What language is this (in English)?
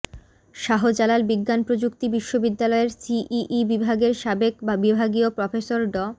Bangla